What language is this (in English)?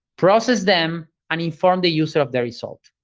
English